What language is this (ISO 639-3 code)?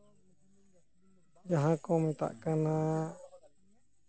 sat